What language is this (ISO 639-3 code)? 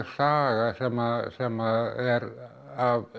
isl